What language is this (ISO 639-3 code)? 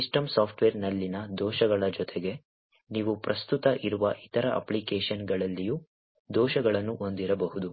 kan